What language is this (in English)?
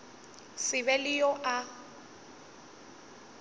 Northern Sotho